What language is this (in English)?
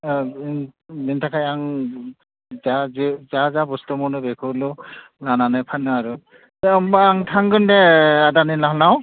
Bodo